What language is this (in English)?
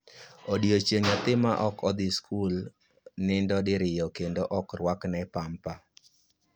Luo (Kenya and Tanzania)